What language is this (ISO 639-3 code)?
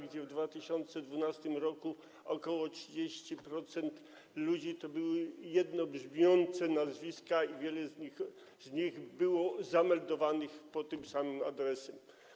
pol